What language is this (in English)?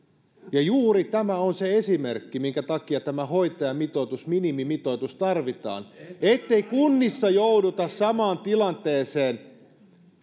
Finnish